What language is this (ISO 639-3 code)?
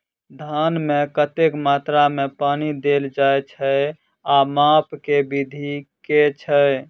mai